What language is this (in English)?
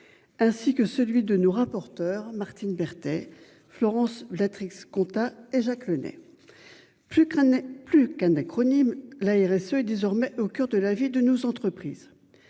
French